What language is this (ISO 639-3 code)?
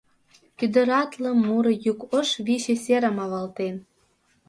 chm